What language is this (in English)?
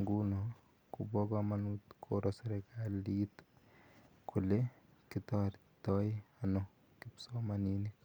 Kalenjin